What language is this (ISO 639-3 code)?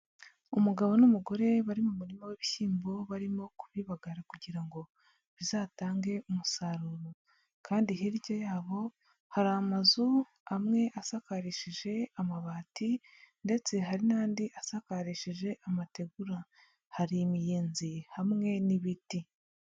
kin